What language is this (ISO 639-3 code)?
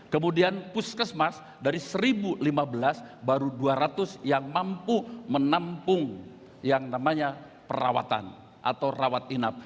ind